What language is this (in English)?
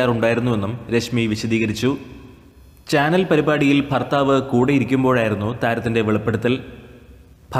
Romanian